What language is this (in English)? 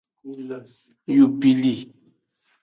Aja (Benin)